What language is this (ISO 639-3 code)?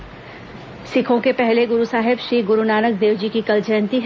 hin